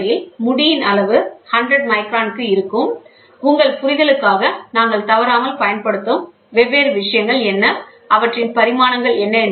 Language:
Tamil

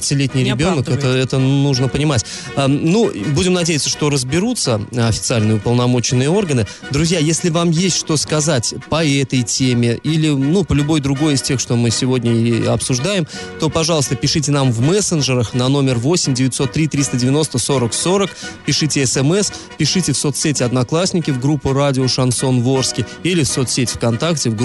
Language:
Russian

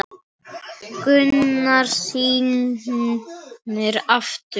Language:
Icelandic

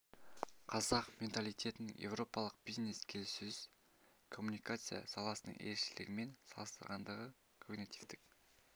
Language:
Kazakh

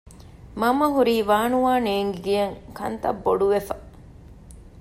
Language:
Divehi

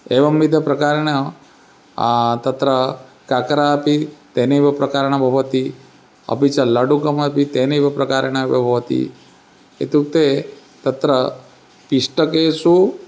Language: Sanskrit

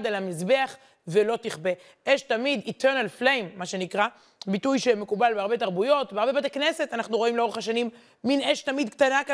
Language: Hebrew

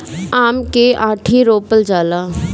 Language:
Bhojpuri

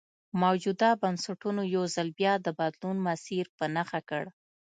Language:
Pashto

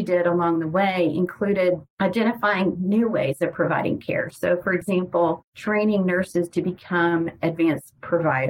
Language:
English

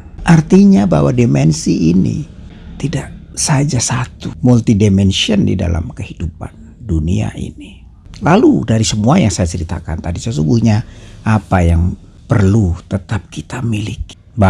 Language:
Indonesian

